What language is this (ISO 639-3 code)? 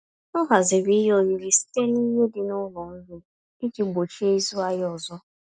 ibo